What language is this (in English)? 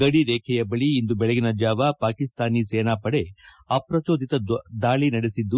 Kannada